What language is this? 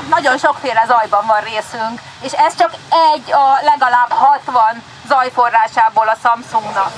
Hungarian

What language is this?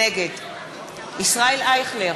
Hebrew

